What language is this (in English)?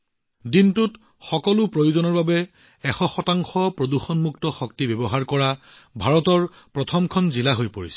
Assamese